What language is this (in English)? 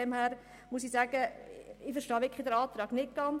Swiss German